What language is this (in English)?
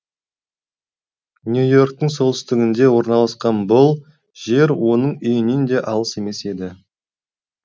Kazakh